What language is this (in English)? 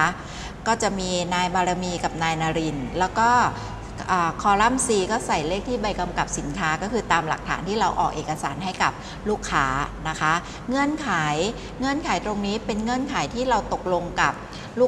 Thai